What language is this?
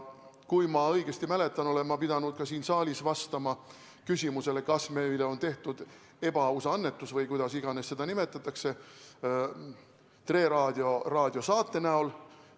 Estonian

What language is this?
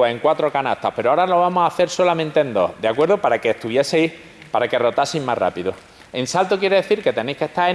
Spanish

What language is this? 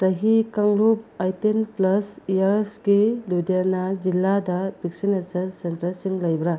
Manipuri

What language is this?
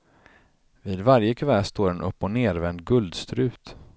Swedish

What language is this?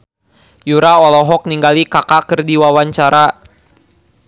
Sundanese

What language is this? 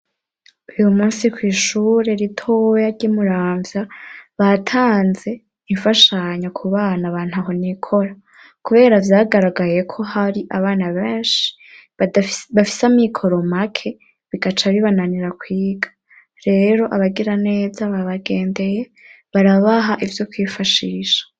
Rundi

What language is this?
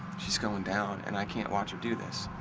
English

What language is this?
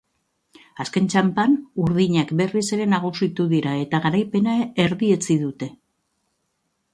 Basque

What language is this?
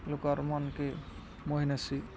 Odia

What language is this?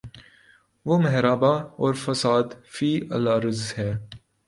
Urdu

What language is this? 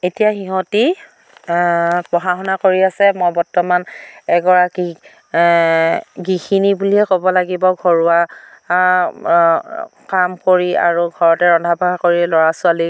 Assamese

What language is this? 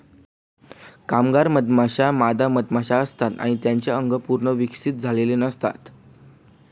Marathi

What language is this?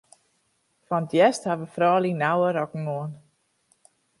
Western Frisian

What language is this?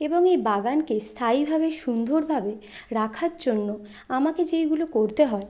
Bangla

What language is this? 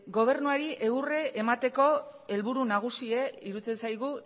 Basque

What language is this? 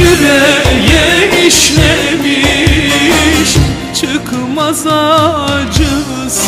Turkish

